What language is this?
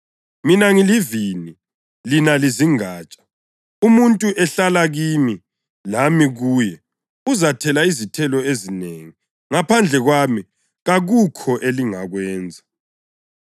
North Ndebele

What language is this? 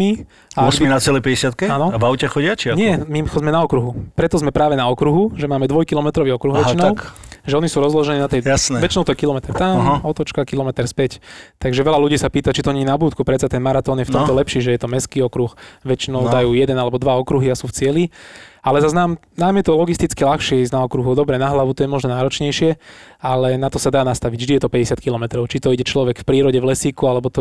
Slovak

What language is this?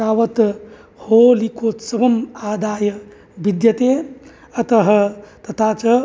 Sanskrit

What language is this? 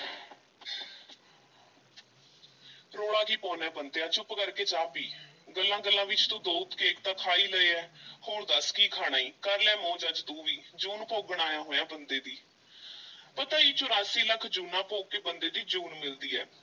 Punjabi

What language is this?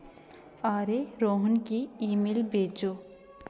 Dogri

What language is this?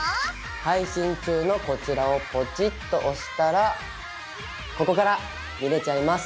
Japanese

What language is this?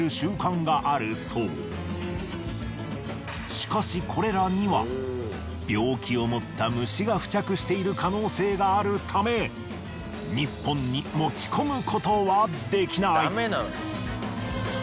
Japanese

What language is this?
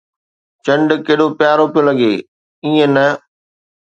Sindhi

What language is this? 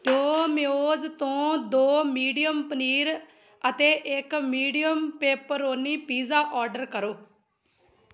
Punjabi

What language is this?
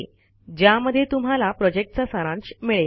Marathi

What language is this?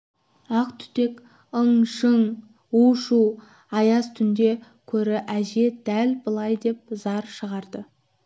Kazakh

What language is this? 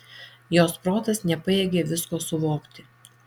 Lithuanian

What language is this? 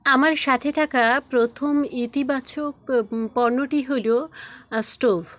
Bangla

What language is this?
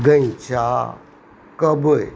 Maithili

